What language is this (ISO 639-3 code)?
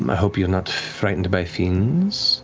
eng